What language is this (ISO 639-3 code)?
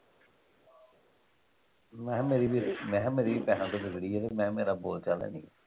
pan